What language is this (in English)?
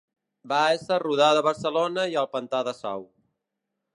Catalan